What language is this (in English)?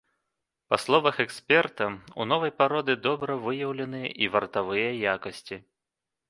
Belarusian